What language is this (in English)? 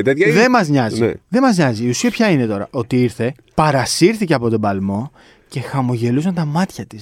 Greek